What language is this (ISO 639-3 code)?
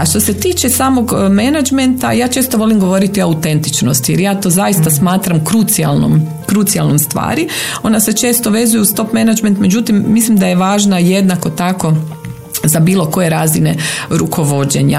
hrv